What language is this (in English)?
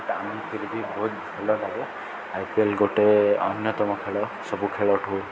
Odia